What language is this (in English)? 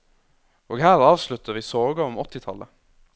Norwegian